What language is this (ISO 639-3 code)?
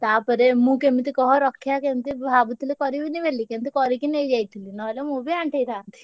ori